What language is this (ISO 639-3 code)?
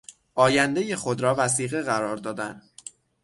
fas